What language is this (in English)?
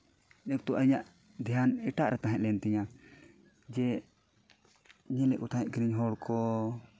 Santali